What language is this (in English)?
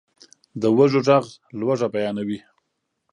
Pashto